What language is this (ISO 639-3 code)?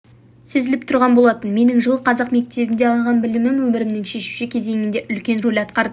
kaz